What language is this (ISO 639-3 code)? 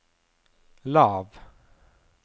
nor